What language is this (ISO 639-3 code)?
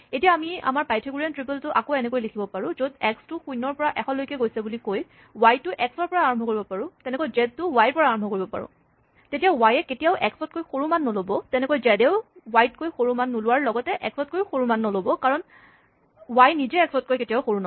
asm